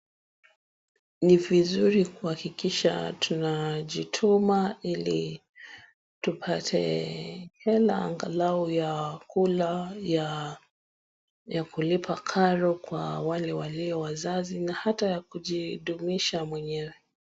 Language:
Swahili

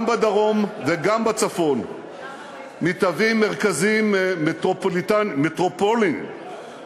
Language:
Hebrew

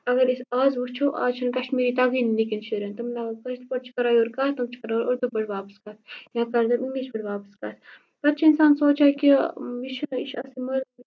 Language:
Kashmiri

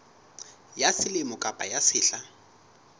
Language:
Southern Sotho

